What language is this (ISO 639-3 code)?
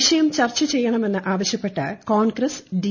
mal